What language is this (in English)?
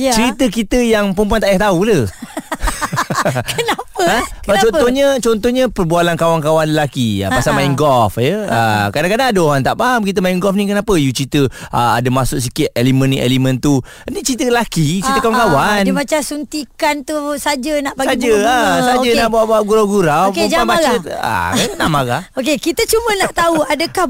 Malay